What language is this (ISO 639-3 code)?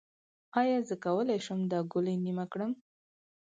pus